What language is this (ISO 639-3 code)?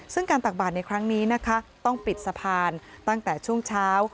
tha